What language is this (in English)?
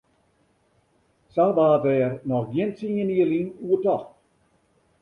Western Frisian